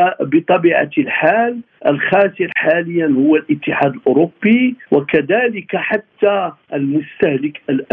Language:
Arabic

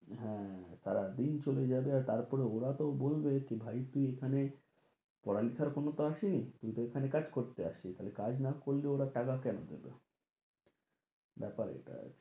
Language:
Bangla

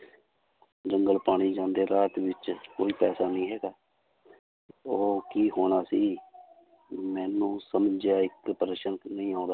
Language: Punjabi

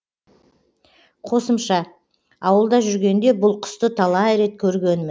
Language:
Kazakh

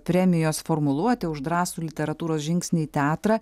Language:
Lithuanian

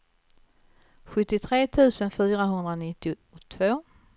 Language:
Swedish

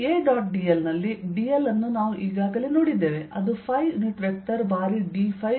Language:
Kannada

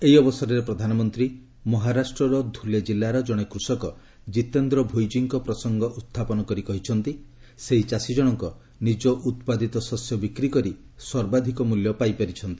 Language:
Odia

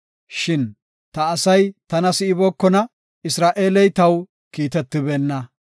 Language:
Gofa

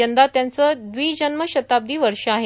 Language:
Marathi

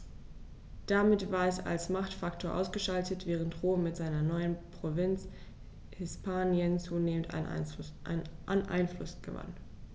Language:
German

